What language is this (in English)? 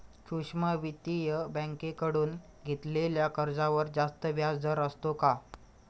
Marathi